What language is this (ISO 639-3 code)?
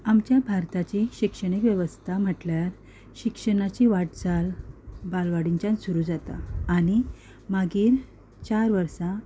kok